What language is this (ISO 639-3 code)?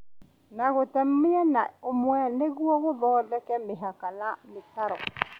kik